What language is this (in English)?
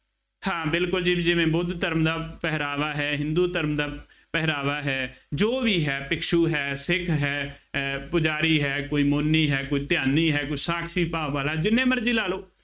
Punjabi